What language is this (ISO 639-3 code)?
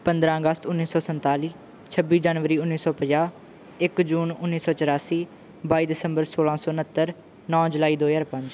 pan